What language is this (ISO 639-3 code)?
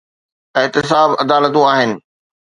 snd